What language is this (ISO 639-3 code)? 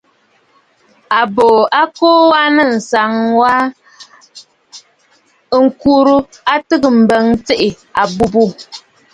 bfd